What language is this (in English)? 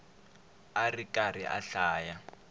Tsonga